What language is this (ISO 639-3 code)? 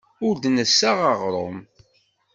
kab